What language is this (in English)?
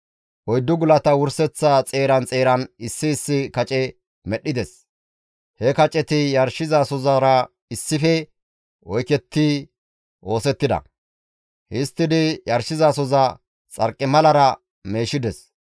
Gamo